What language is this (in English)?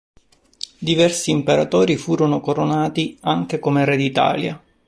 Italian